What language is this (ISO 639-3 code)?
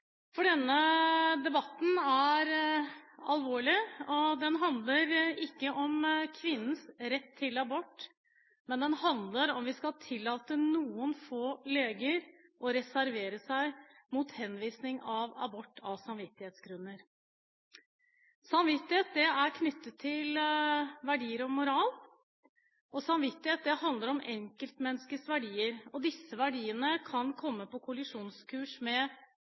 nob